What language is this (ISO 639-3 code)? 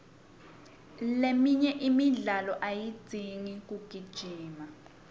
ssw